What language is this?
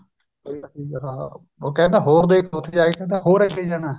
Punjabi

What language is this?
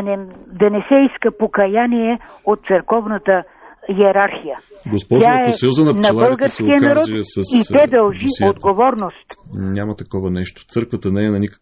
Bulgarian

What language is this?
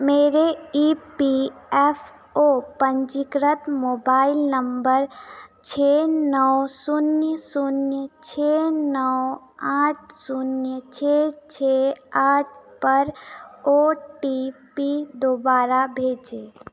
Hindi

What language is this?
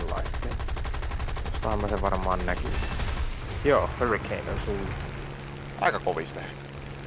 Finnish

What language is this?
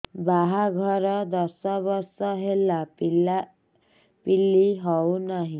Odia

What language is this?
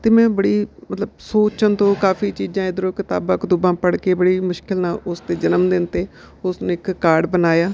Punjabi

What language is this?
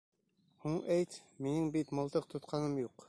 Bashkir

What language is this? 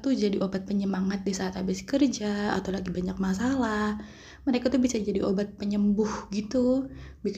Indonesian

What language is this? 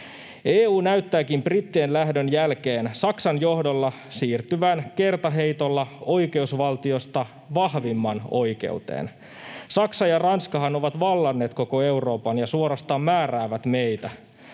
Finnish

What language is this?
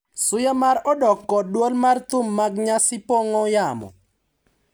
Luo (Kenya and Tanzania)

